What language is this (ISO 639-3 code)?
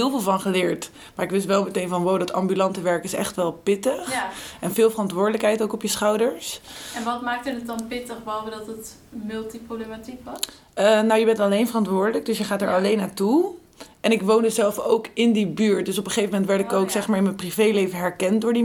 nld